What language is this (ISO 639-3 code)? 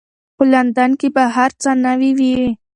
pus